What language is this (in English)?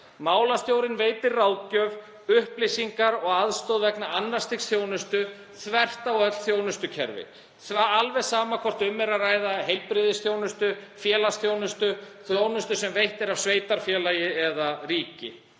Icelandic